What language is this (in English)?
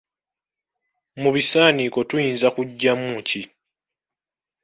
Ganda